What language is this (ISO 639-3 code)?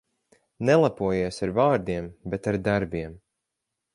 lav